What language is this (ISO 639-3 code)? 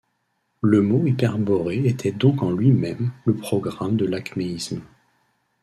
fra